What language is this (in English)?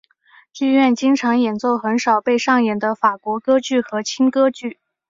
Chinese